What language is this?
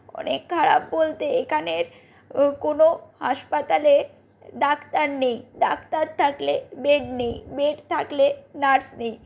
Bangla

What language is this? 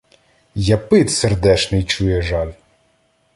Ukrainian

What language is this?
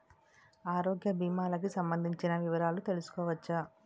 Telugu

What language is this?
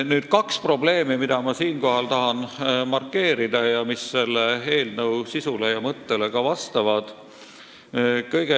Estonian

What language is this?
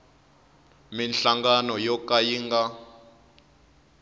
Tsonga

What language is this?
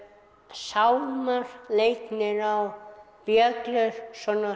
Icelandic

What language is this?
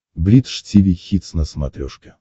Russian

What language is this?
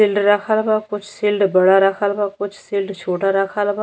Bhojpuri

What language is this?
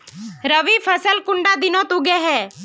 Magahi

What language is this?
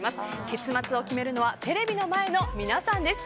Japanese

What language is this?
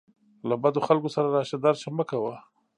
Pashto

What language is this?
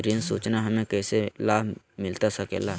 Magahi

